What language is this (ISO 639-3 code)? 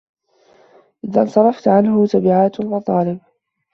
ara